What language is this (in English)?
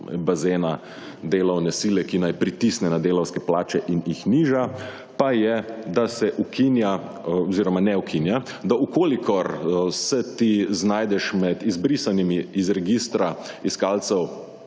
Slovenian